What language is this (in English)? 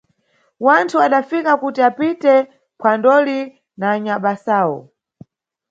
Nyungwe